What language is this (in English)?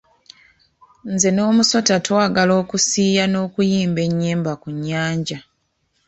Ganda